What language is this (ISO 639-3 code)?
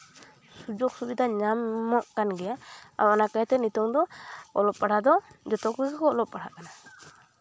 sat